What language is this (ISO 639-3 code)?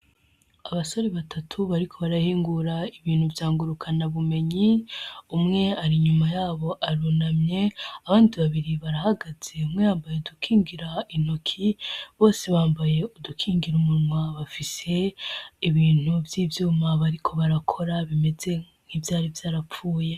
run